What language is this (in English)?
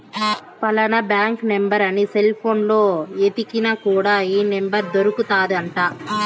Telugu